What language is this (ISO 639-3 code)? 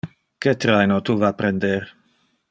ina